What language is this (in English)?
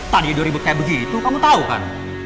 Indonesian